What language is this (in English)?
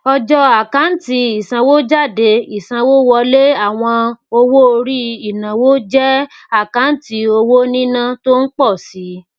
Yoruba